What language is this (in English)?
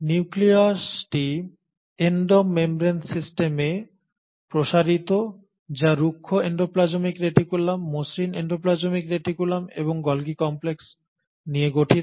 Bangla